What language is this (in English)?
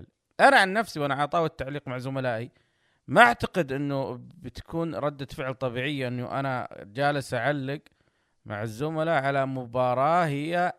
Arabic